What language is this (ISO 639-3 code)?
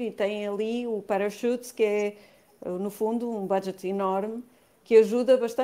por